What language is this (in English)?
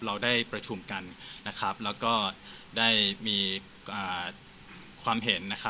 Thai